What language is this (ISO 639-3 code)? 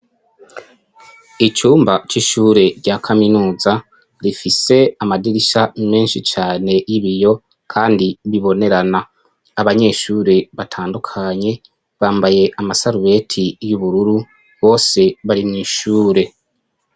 run